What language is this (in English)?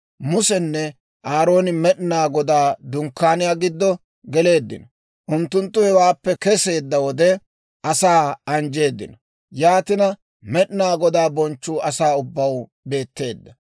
Dawro